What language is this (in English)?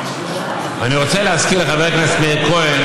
Hebrew